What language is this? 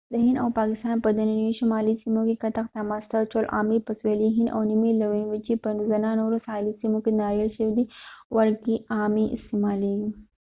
Pashto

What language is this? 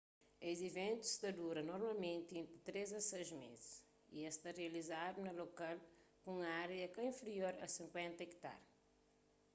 Kabuverdianu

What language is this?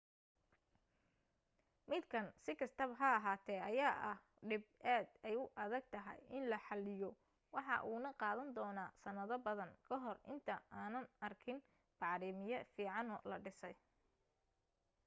Somali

